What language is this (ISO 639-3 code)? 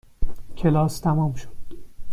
fas